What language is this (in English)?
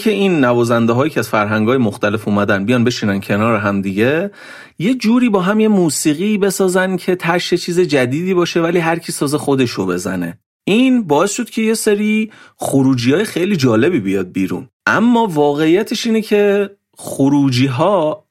Persian